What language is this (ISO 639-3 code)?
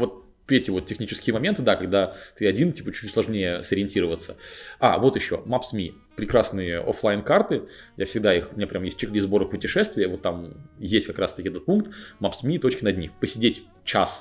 rus